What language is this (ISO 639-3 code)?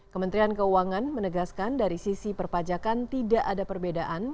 ind